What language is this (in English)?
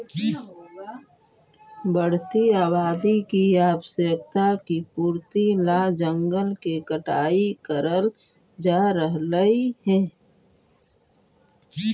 Magahi